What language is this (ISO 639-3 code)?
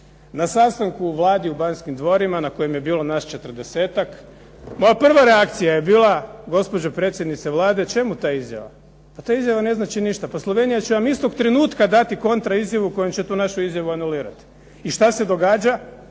hrv